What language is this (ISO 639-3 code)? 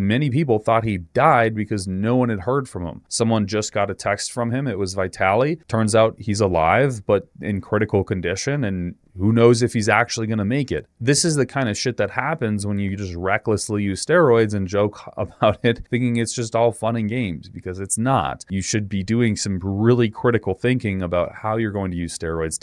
eng